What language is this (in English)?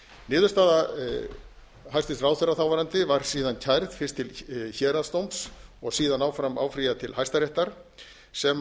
Icelandic